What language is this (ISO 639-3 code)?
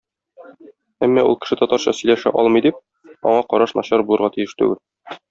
tat